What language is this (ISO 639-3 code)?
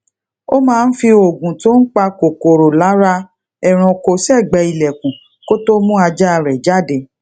yor